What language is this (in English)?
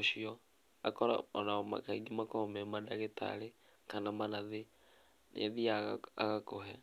Kikuyu